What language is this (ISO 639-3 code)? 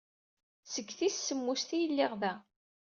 kab